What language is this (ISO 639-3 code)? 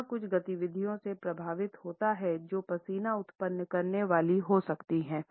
hin